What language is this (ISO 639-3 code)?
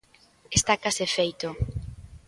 glg